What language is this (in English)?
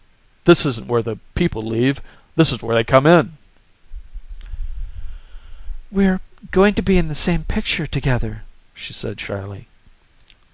English